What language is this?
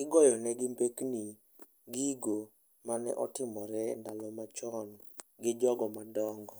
Luo (Kenya and Tanzania)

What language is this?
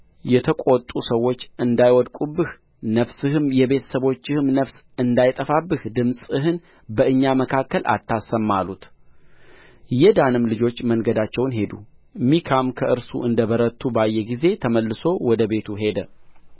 Amharic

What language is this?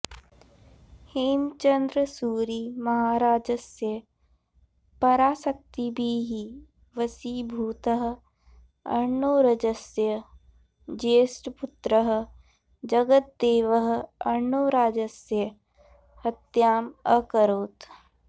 Sanskrit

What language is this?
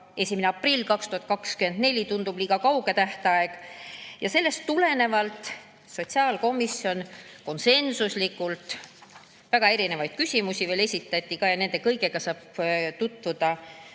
Estonian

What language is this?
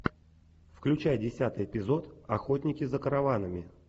Russian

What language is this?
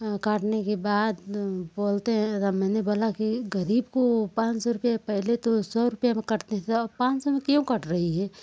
Hindi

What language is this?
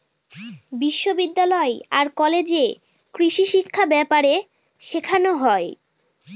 Bangla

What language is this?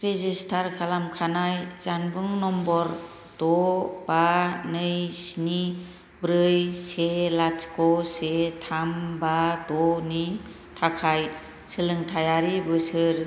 Bodo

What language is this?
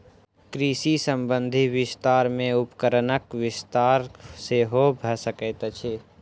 Maithili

